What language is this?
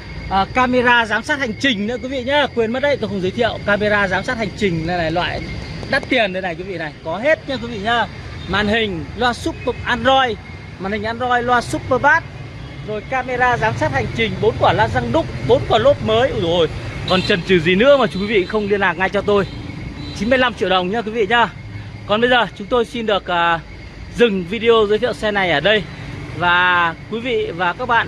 Vietnamese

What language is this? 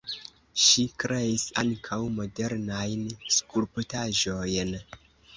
Esperanto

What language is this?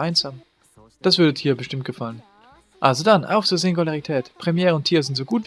German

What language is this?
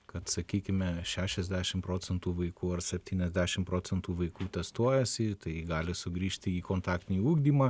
Lithuanian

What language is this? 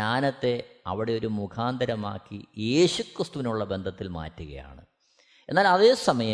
Malayalam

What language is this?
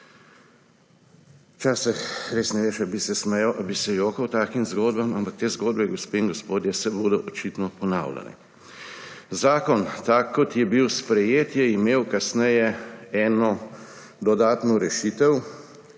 Slovenian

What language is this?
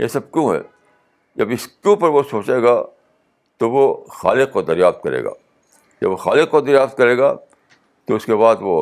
Urdu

